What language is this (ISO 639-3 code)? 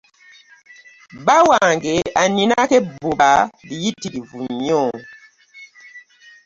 lug